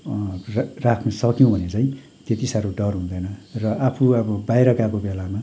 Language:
Nepali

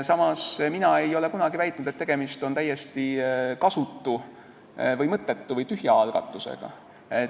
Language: Estonian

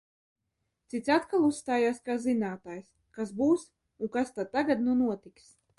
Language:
Latvian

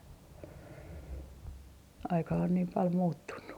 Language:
Finnish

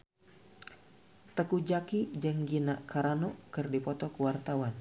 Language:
Sundanese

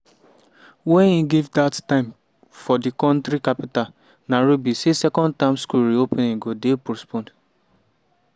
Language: Nigerian Pidgin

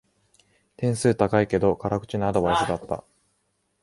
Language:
Japanese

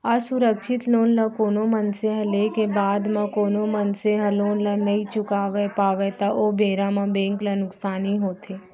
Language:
Chhattisgarhi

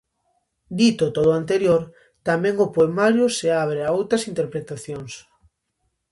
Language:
Galician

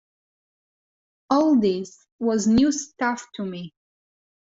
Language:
English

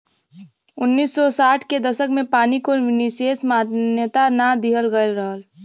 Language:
Bhojpuri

